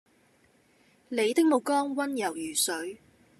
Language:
Cantonese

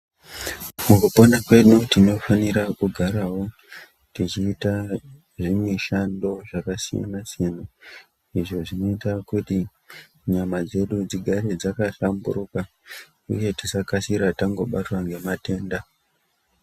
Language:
Ndau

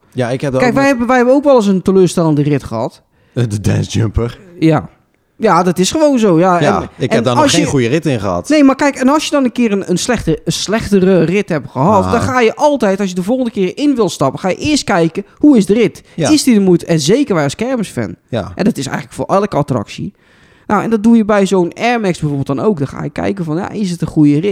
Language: Dutch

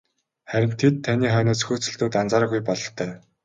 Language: Mongolian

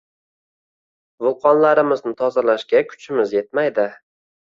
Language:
Uzbek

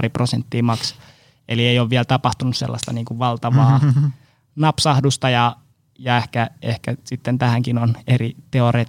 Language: Finnish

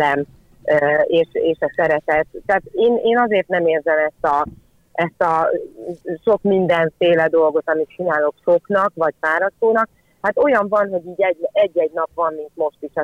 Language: Hungarian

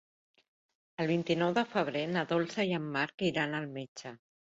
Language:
Catalan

